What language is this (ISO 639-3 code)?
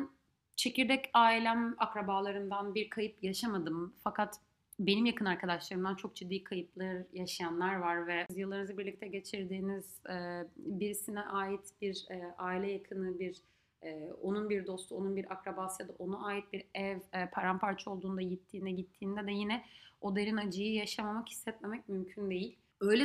tur